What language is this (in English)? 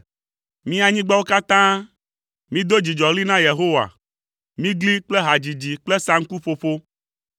Ewe